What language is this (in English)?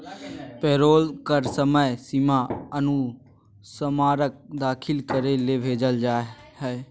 Magahi